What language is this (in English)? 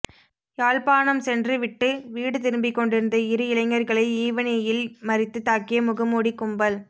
Tamil